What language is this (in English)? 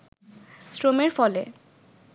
Bangla